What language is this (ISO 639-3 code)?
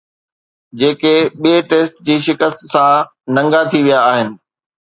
snd